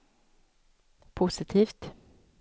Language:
Swedish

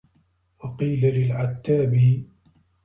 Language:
Arabic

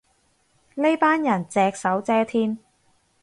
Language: Cantonese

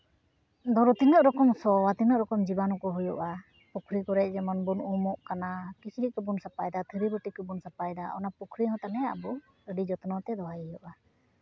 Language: Santali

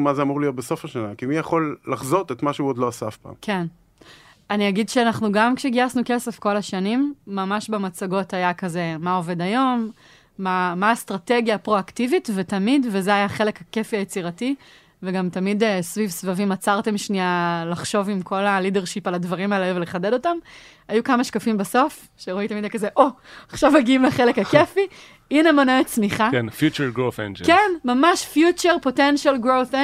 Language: Hebrew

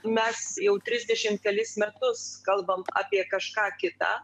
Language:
Lithuanian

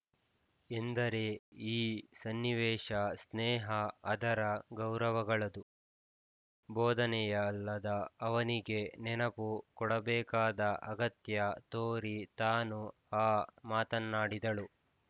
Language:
Kannada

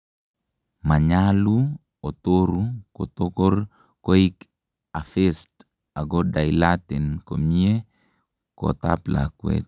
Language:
Kalenjin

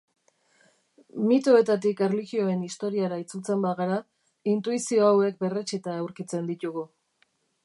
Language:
Basque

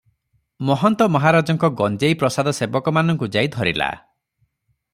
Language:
Odia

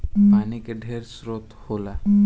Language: Bhojpuri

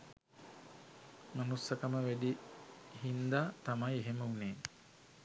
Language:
Sinhala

